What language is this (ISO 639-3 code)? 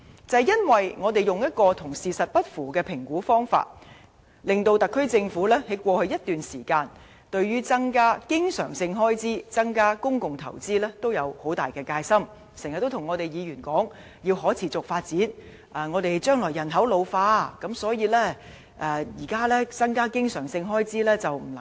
yue